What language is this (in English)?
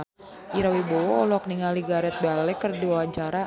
Sundanese